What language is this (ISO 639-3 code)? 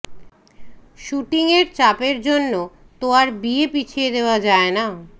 ben